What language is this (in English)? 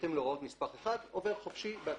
Hebrew